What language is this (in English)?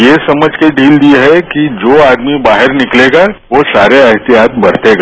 Hindi